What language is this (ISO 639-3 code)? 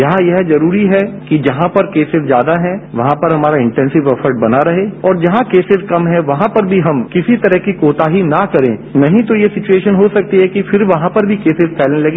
hin